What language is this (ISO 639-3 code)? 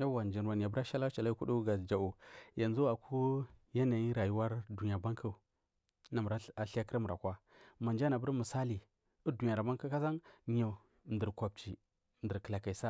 mfm